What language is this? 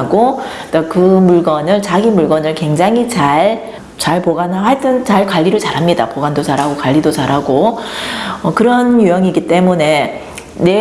Korean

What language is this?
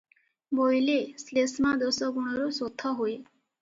Odia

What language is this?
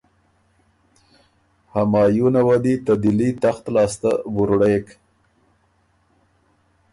Ormuri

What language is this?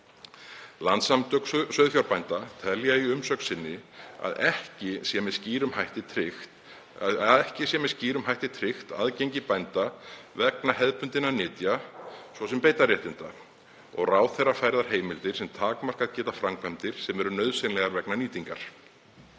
Icelandic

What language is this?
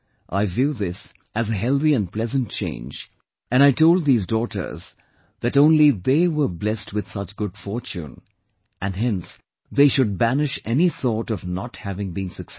English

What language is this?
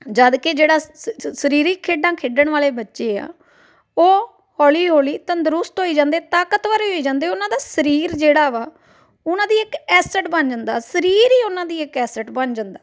Punjabi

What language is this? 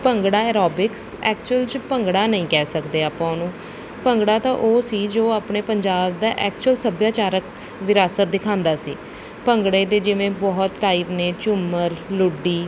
Punjabi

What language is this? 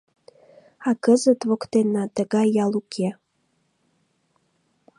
Mari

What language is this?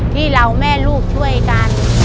Thai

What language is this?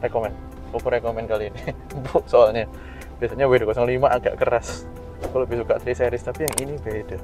Indonesian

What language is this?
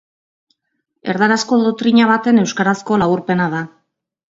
Basque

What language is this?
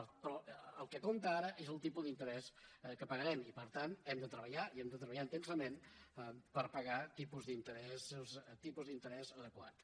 Catalan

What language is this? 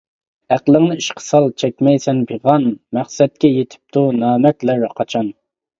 Uyghur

